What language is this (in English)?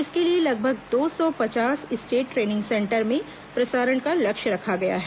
Hindi